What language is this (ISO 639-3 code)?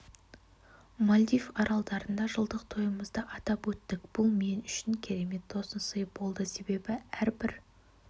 kaz